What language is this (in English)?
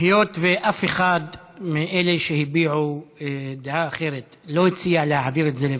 Hebrew